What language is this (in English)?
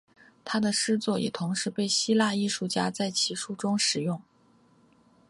Chinese